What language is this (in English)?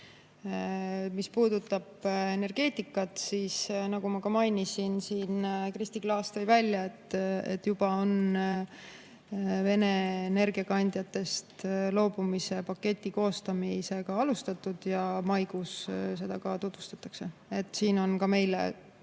Estonian